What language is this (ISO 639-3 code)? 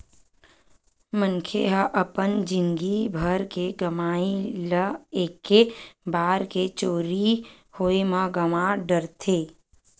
hne